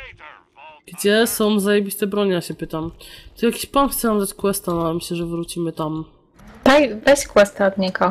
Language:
Polish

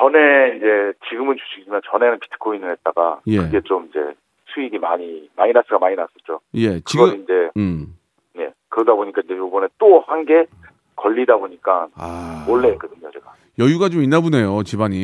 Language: Korean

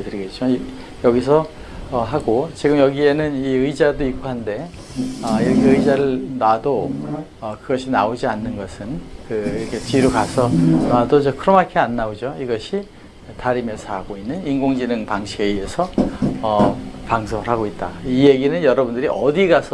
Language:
Korean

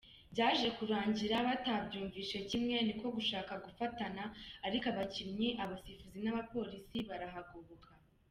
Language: Kinyarwanda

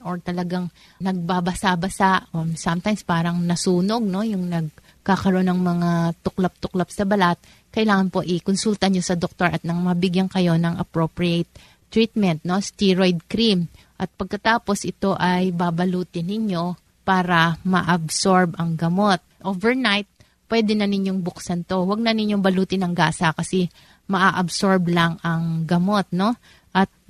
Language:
Filipino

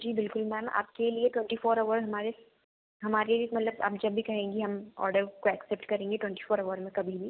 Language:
Hindi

